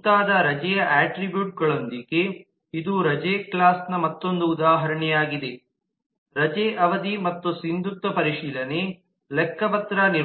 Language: Kannada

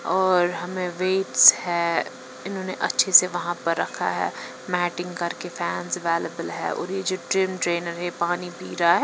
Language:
Hindi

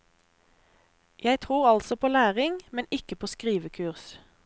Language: Norwegian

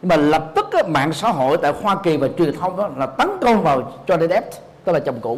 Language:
Vietnamese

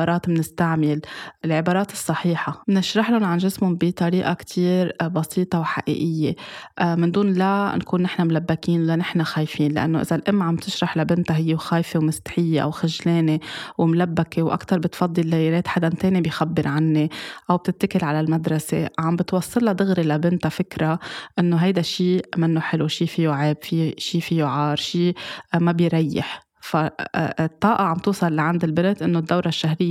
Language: Arabic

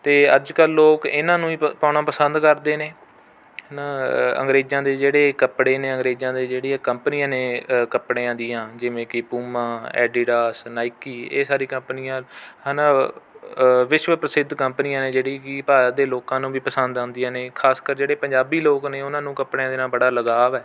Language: Punjabi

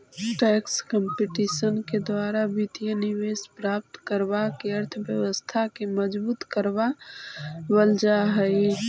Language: Magahi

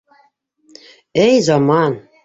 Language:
Bashkir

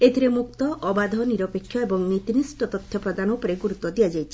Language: Odia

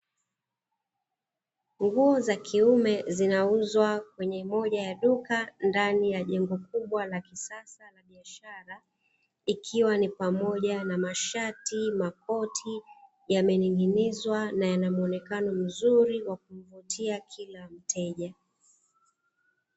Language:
Swahili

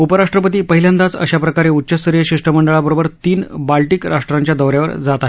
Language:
Marathi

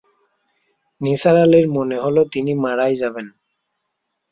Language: Bangla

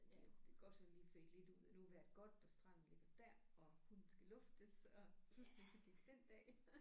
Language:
Danish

